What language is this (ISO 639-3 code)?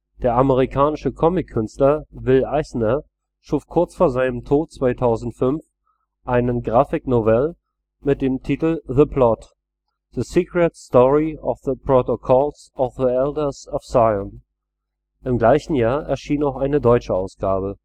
deu